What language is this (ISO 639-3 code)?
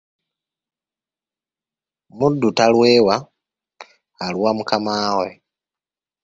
lug